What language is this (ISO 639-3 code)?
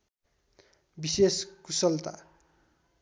nep